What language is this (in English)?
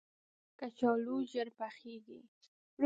Pashto